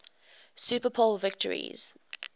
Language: English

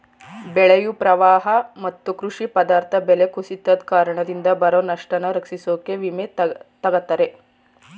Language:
Kannada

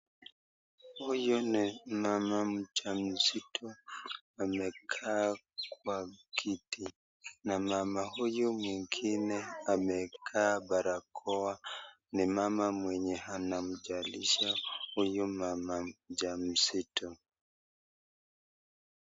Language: Swahili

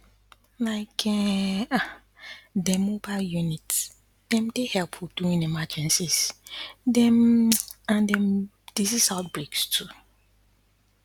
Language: Nigerian Pidgin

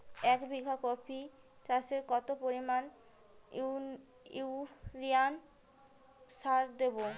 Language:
Bangla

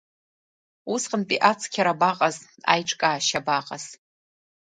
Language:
Abkhazian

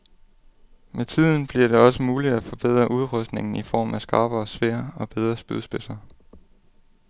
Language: Danish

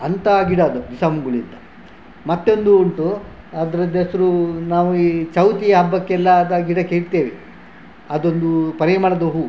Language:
Kannada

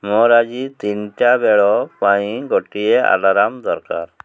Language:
Odia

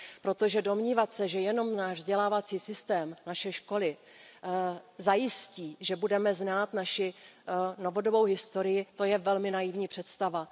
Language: Czech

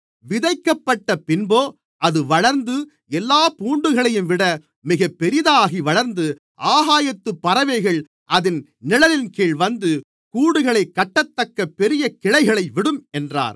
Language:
Tamil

